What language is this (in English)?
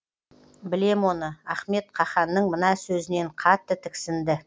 Kazakh